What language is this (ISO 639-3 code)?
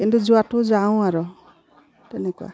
asm